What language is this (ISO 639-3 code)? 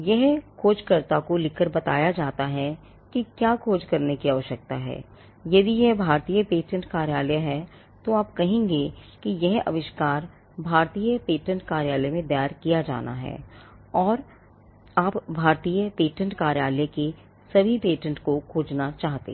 hin